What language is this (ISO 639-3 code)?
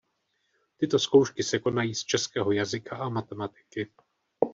ces